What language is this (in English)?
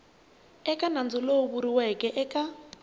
Tsonga